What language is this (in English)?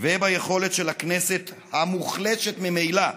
Hebrew